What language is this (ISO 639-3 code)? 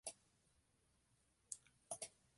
fry